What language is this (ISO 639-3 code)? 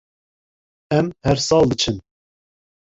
kur